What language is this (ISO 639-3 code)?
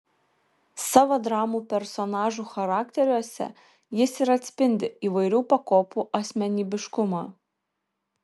lit